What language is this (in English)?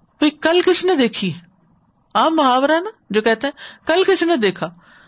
Urdu